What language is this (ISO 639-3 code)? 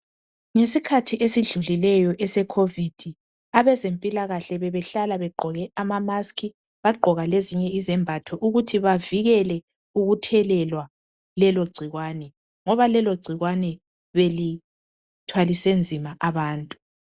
nde